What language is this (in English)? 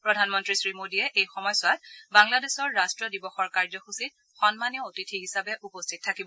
Assamese